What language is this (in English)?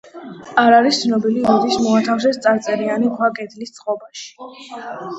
Georgian